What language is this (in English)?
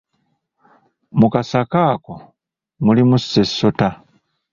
Ganda